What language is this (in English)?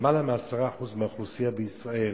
Hebrew